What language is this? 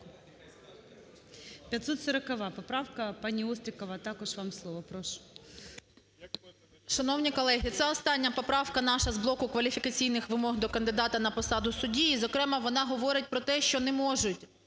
Ukrainian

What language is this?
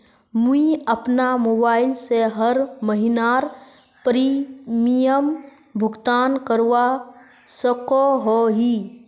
Magahi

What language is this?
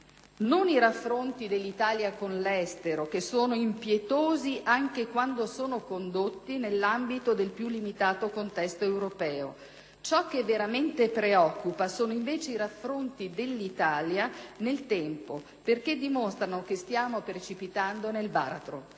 Italian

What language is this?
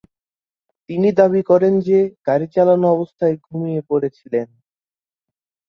Bangla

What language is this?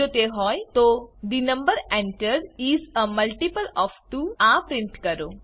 Gujarati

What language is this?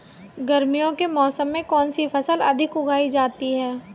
Hindi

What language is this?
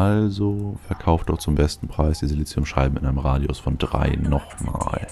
German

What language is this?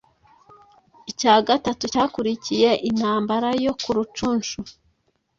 Kinyarwanda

